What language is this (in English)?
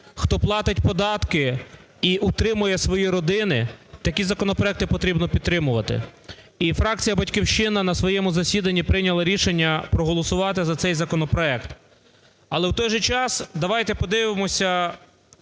Ukrainian